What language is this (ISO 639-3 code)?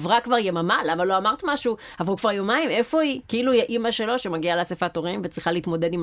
heb